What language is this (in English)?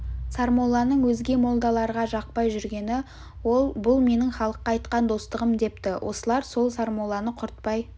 Kazakh